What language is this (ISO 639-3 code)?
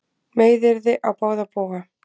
isl